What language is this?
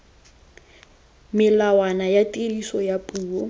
Tswana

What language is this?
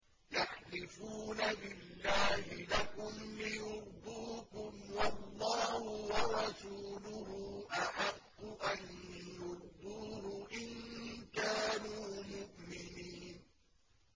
Arabic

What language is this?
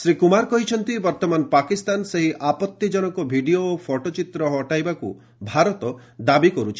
Odia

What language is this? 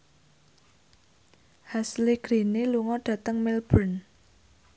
Javanese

